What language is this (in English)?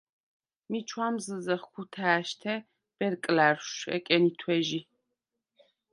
Svan